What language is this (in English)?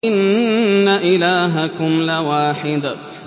Arabic